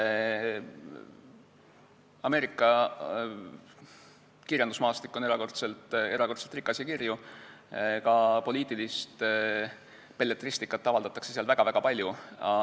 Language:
Estonian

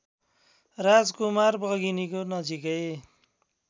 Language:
Nepali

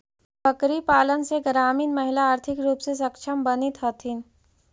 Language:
Magahi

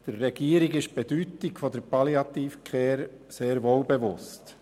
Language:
Swiss German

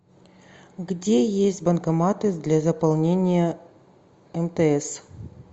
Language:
Russian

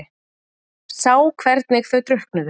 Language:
Icelandic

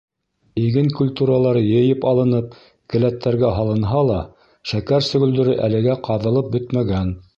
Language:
Bashkir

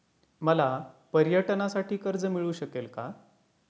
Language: Marathi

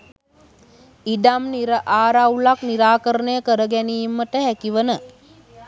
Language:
Sinhala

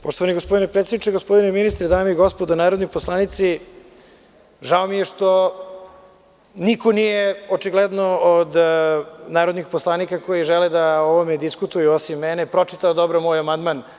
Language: Serbian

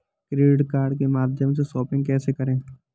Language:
Hindi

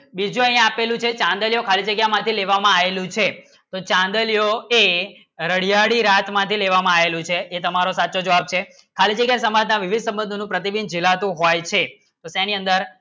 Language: Gujarati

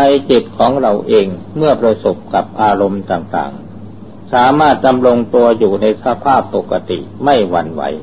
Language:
Thai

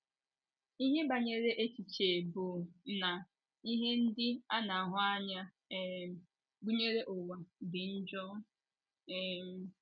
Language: Igbo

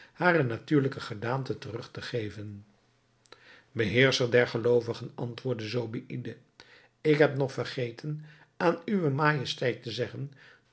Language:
Dutch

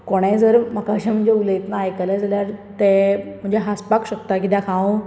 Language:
Konkani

